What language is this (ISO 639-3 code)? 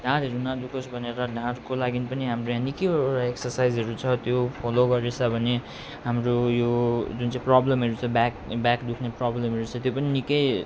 nep